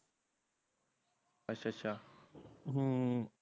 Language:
Punjabi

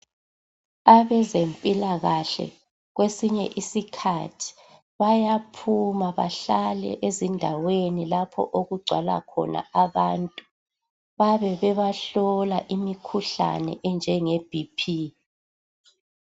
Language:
North Ndebele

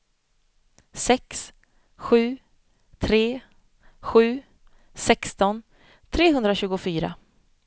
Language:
Swedish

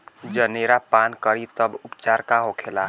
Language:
Bhojpuri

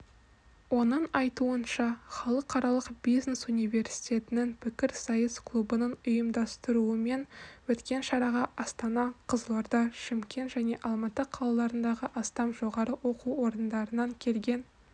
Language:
Kazakh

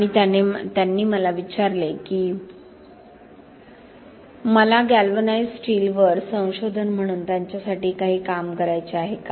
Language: Marathi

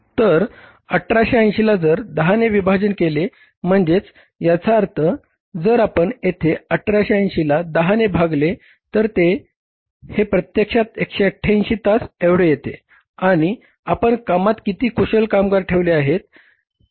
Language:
Marathi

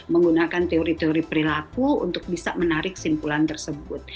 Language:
Indonesian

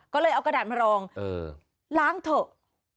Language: Thai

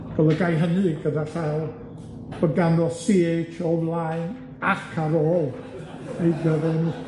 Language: Welsh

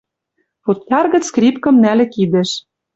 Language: Western Mari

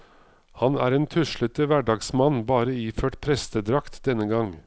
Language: Norwegian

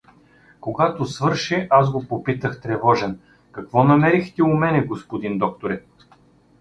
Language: Bulgarian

